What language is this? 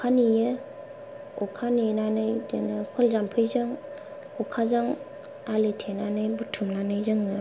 Bodo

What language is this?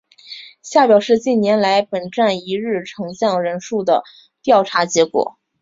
Chinese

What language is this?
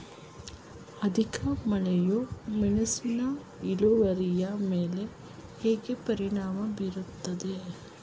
Kannada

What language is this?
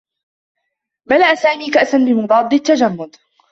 Arabic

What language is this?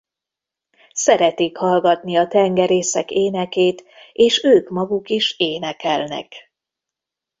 Hungarian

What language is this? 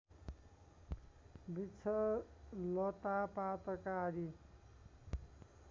Nepali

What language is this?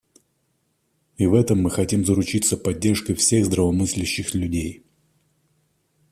Russian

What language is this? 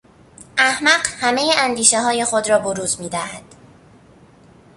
Persian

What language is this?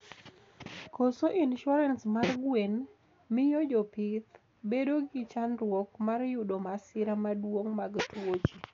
Luo (Kenya and Tanzania)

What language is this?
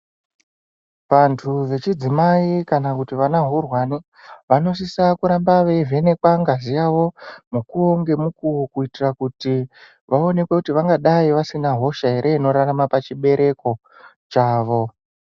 Ndau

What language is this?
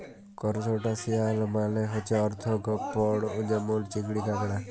Bangla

